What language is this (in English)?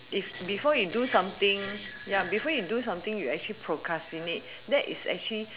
English